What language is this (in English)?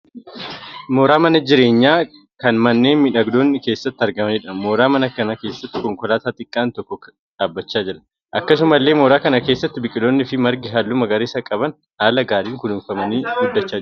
Oromo